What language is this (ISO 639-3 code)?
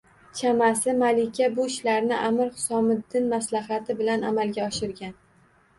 uzb